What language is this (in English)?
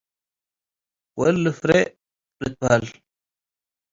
Tigre